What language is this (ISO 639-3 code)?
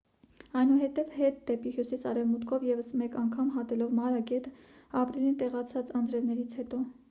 hye